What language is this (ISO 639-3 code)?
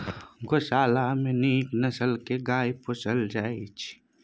mai